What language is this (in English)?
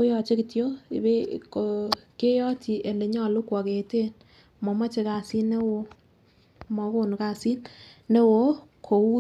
Kalenjin